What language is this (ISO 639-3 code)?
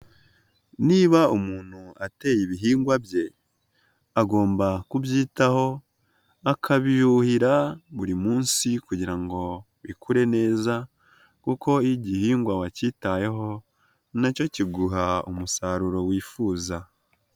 kin